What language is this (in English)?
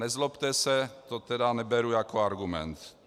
Czech